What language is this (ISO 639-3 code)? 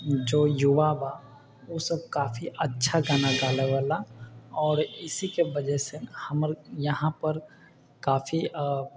mai